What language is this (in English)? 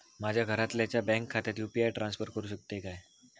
Marathi